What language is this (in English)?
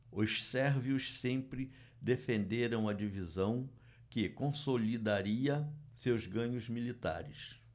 Portuguese